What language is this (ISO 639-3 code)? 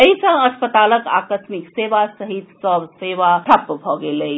mai